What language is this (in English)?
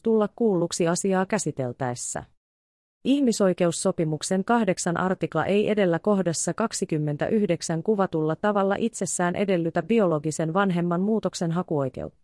Finnish